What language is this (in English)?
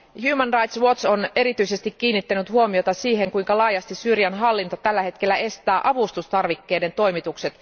Finnish